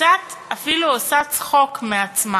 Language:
Hebrew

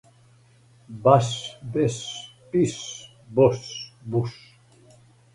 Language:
Serbian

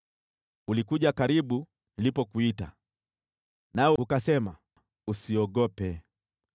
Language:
Swahili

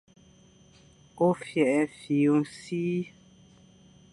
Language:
Fang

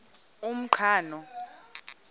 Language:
Xhosa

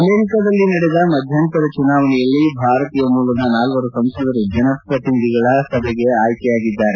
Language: Kannada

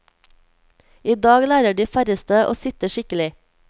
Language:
Norwegian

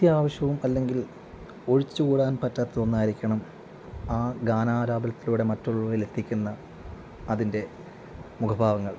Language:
Malayalam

